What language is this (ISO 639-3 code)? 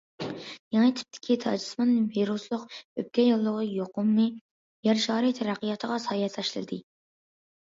uig